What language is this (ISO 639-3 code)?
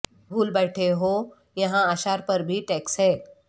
urd